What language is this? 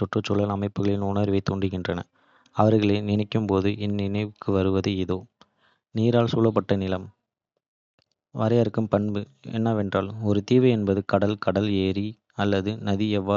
Kota (India)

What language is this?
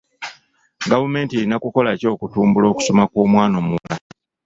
Ganda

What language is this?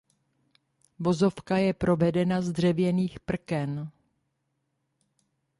Czech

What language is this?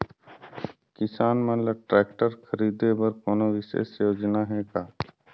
Chhattisgarhi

